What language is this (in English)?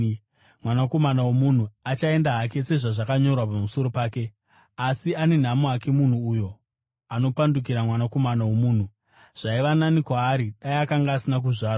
Shona